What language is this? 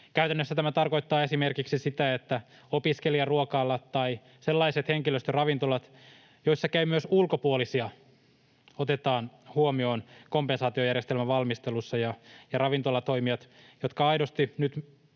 Finnish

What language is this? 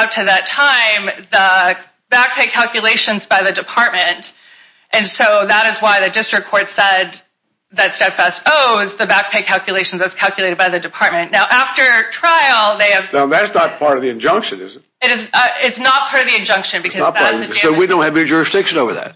English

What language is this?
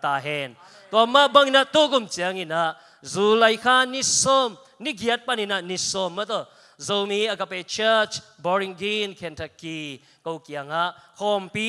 Indonesian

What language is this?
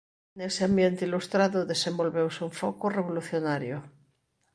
Galician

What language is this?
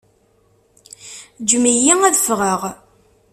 Kabyle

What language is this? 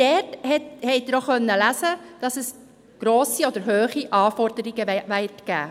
Swiss German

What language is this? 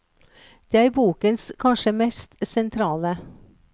Norwegian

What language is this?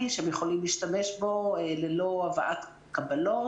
Hebrew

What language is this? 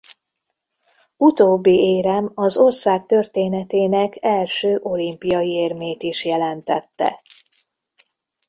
Hungarian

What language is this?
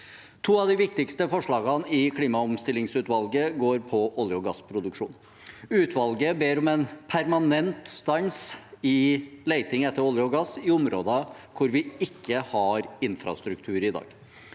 Norwegian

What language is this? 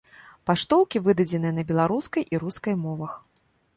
Belarusian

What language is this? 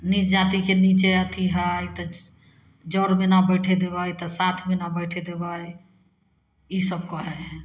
Maithili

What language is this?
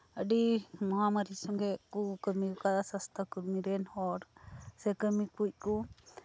Santali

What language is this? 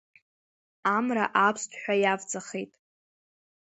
Abkhazian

